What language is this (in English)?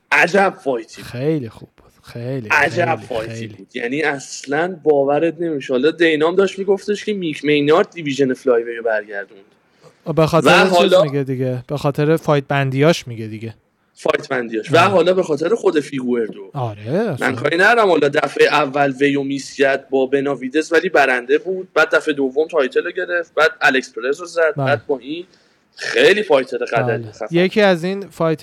Persian